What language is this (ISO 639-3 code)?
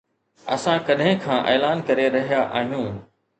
snd